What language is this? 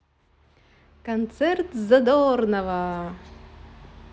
Russian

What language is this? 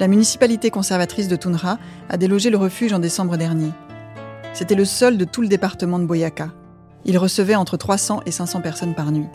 French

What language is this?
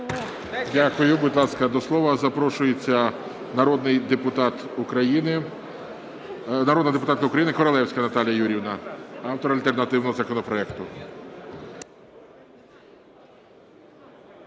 Ukrainian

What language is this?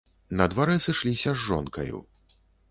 Belarusian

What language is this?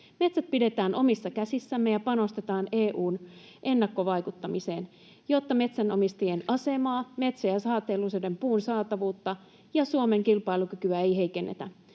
Finnish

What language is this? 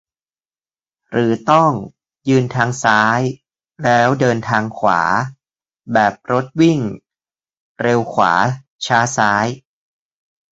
Thai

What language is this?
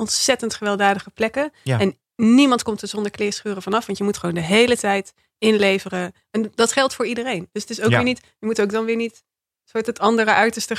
Dutch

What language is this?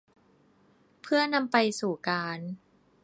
Thai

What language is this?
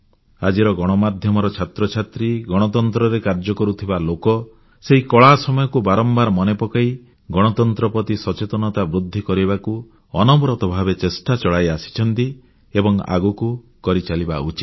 Odia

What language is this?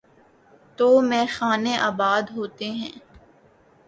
Urdu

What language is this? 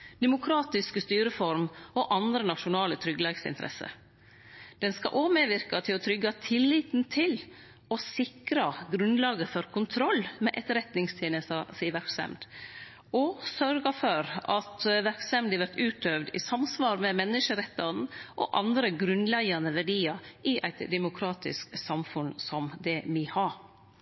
Norwegian Nynorsk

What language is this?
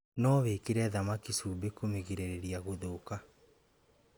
Kikuyu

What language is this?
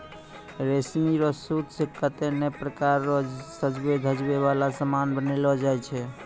Maithili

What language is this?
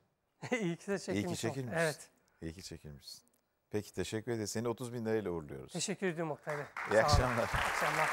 Turkish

